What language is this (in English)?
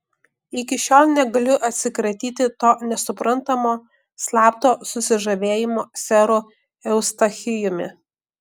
Lithuanian